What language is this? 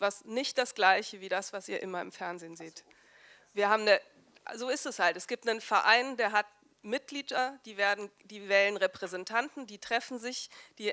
German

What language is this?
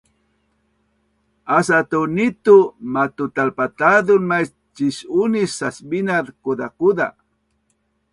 Bunun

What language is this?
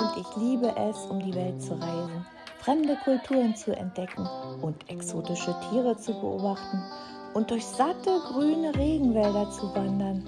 German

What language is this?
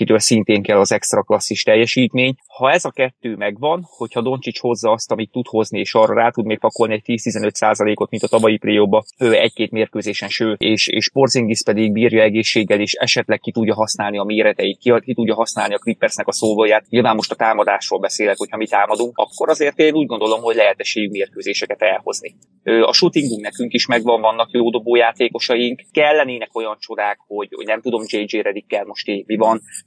Hungarian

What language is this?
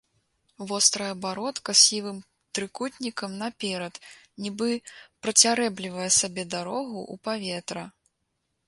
Belarusian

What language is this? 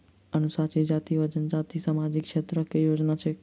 Maithili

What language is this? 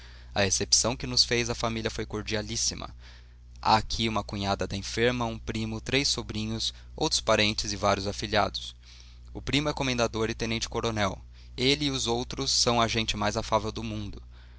Portuguese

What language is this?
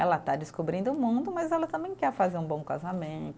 Portuguese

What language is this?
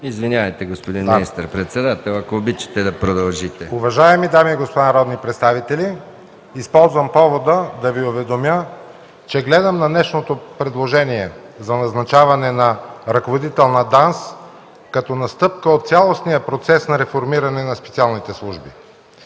Bulgarian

